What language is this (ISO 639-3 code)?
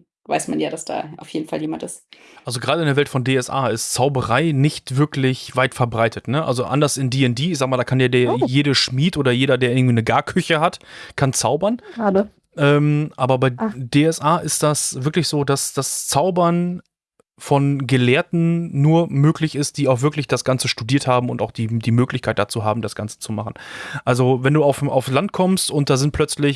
deu